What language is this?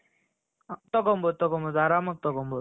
Kannada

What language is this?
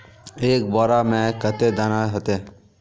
Magahi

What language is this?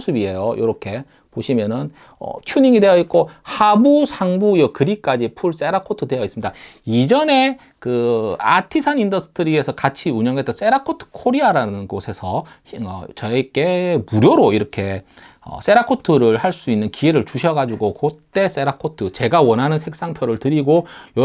Korean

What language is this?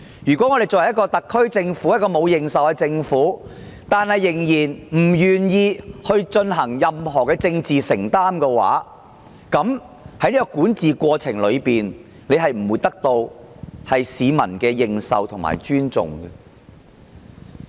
Cantonese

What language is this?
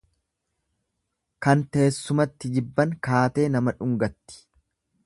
Oromo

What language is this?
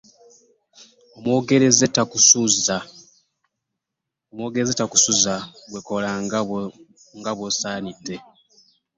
Ganda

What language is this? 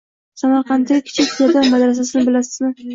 Uzbek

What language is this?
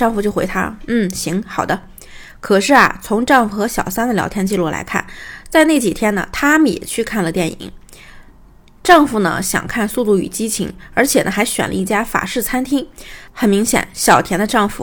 Chinese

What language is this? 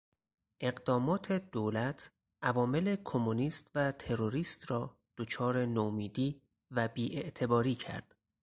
Persian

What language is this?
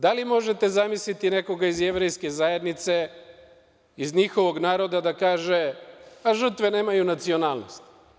Serbian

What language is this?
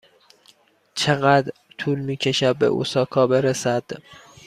Persian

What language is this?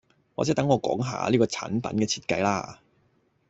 Cantonese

